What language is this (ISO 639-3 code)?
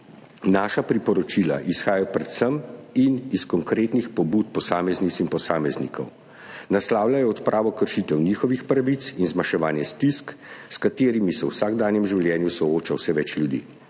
slv